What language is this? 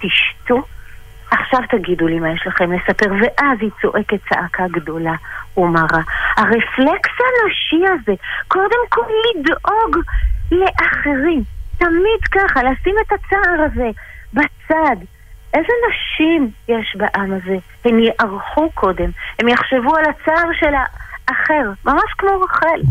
Hebrew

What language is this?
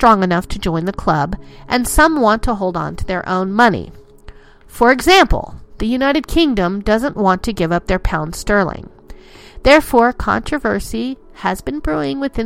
English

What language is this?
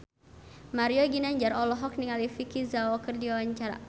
Sundanese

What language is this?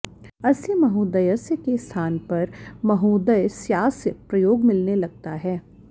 Sanskrit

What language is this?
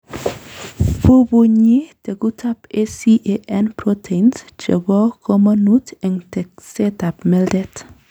Kalenjin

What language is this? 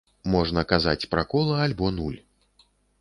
Belarusian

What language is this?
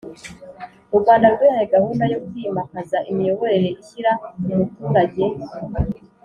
Kinyarwanda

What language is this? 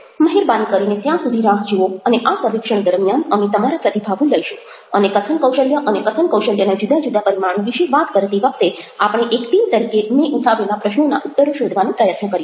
Gujarati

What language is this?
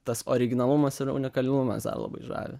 Lithuanian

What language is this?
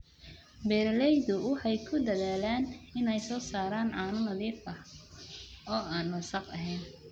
Somali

